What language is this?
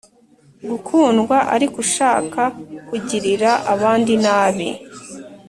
Kinyarwanda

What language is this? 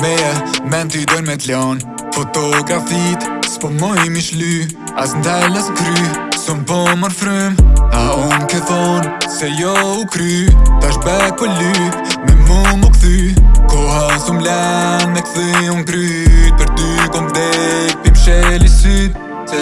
German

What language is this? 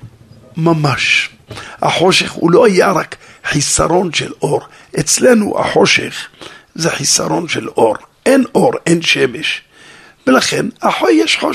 Hebrew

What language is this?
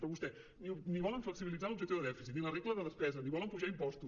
Catalan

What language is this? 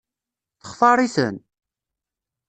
Kabyle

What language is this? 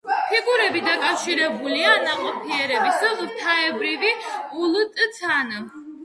Georgian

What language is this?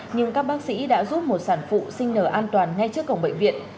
Vietnamese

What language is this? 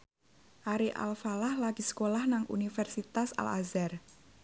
Javanese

